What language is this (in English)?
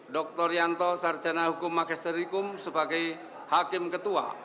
Indonesian